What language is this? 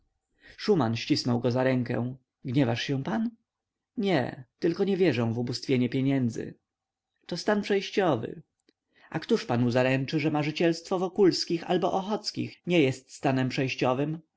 Polish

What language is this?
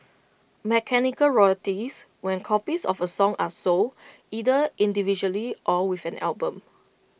English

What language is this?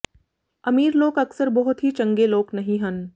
Punjabi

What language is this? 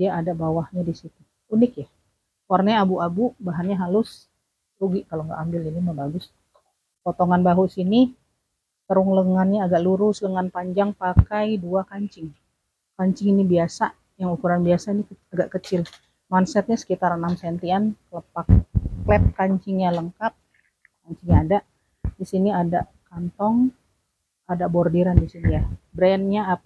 Indonesian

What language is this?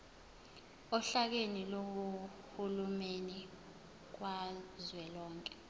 Zulu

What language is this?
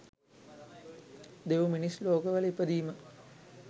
Sinhala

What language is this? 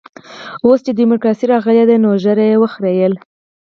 Pashto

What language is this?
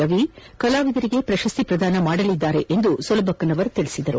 Kannada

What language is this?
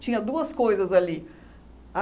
Portuguese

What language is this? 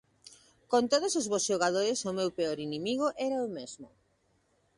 Galician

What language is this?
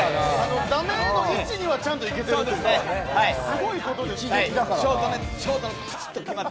Japanese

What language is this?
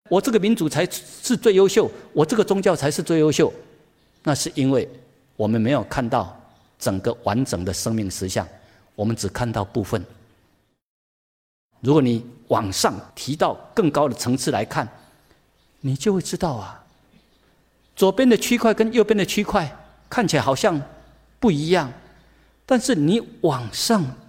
Chinese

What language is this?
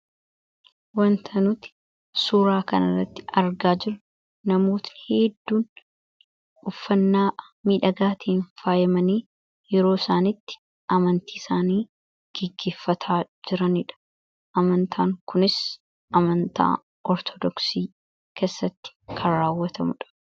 Oromo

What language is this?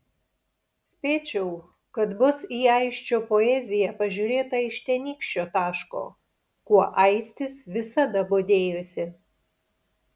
Lithuanian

